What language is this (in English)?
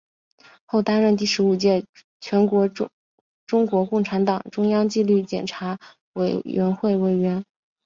Chinese